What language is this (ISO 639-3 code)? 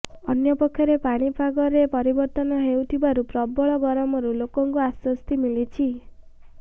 ori